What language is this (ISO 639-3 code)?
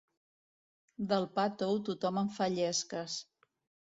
cat